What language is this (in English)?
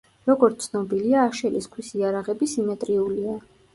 Georgian